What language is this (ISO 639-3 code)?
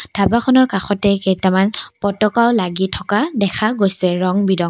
asm